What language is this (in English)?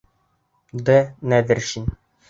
Bashkir